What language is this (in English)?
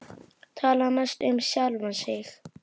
Icelandic